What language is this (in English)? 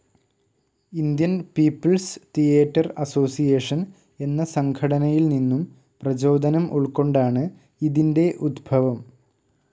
Malayalam